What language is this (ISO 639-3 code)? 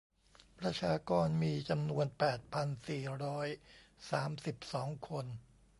tha